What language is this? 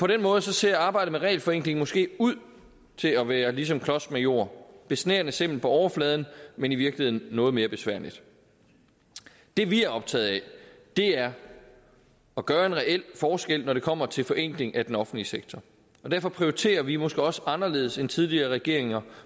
Danish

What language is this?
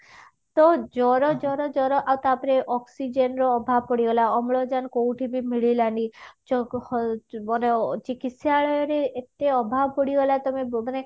Odia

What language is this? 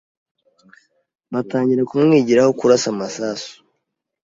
Kinyarwanda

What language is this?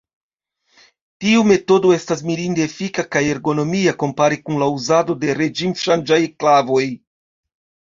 Esperanto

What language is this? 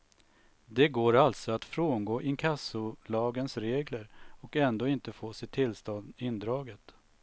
Swedish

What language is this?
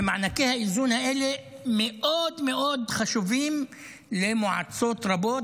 Hebrew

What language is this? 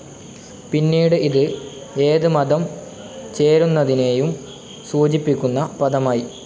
Malayalam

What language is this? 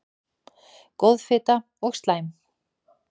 Icelandic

